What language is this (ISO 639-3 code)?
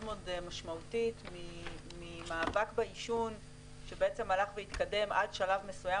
heb